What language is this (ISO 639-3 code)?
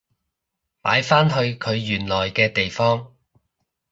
yue